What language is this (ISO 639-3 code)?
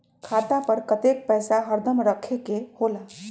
mag